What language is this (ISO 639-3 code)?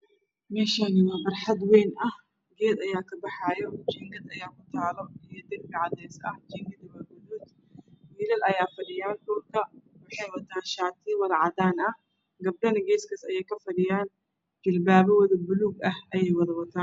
som